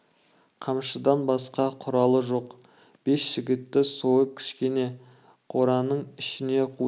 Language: Kazakh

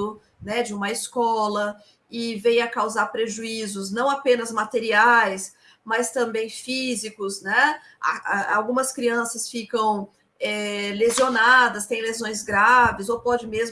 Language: Portuguese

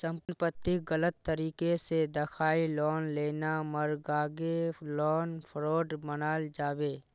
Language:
Magahi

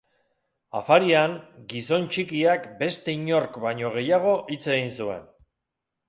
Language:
Basque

